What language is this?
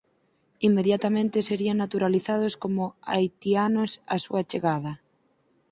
Galician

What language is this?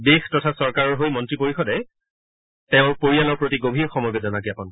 Assamese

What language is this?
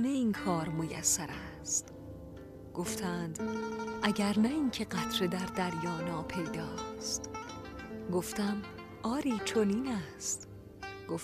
Persian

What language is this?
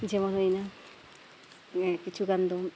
Santali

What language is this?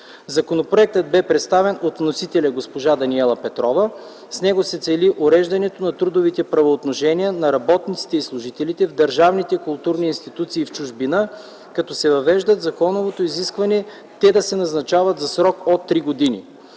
Bulgarian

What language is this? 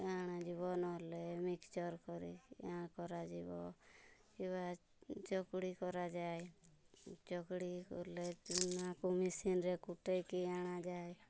Odia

